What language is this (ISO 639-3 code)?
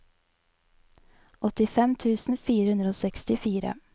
nor